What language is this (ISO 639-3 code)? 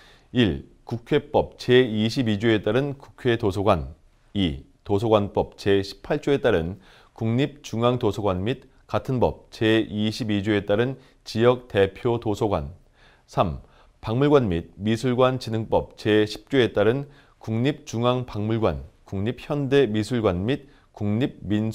kor